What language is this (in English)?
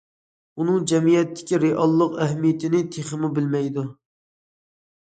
Uyghur